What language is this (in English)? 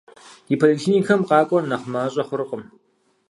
Kabardian